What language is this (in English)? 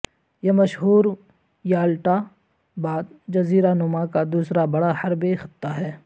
Urdu